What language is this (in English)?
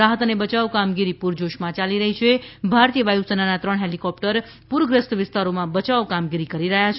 Gujarati